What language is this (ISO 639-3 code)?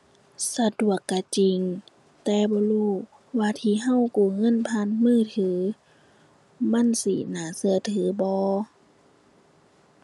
tha